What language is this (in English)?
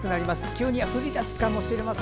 Japanese